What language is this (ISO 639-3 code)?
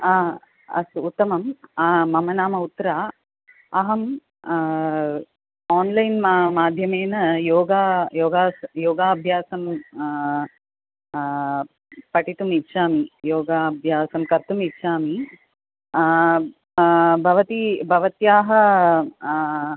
san